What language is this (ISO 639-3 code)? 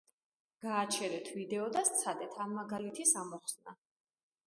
kat